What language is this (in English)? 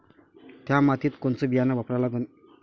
Marathi